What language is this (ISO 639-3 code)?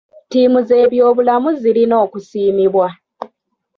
lug